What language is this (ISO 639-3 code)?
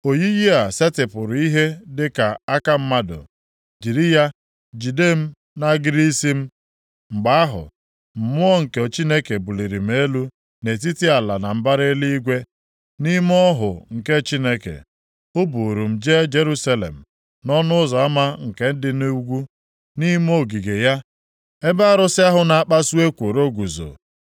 ibo